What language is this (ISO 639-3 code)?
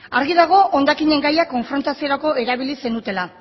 eus